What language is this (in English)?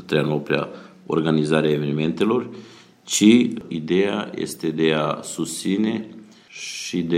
Romanian